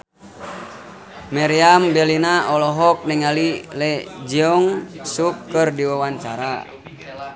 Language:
Sundanese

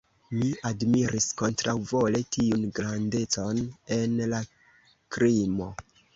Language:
Esperanto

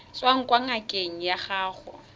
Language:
Tswana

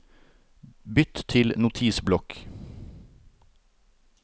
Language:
Norwegian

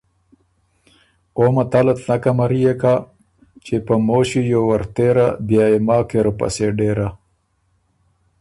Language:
Ormuri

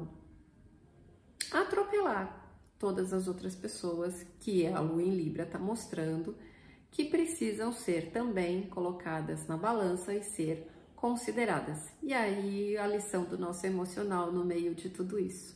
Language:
Portuguese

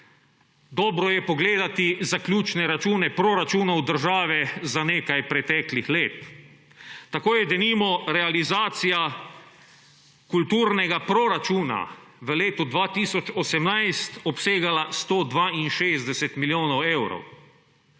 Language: Slovenian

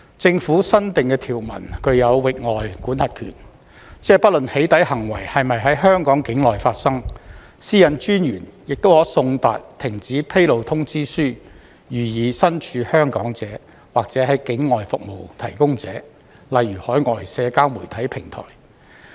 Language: Cantonese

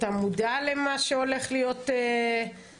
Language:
Hebrew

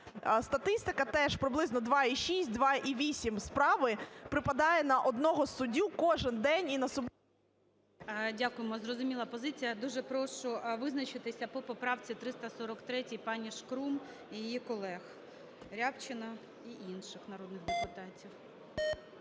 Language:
Ukrainian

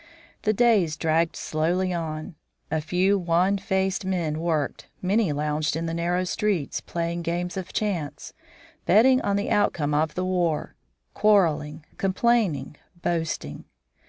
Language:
English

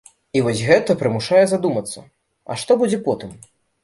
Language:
Belarusian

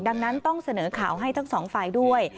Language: Thai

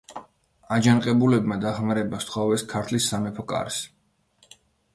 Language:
Georgian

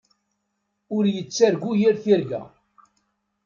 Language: Kabyle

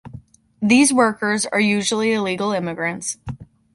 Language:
English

